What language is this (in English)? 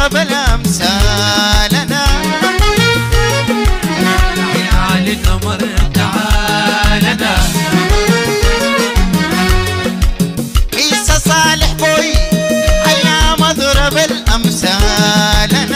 Arabic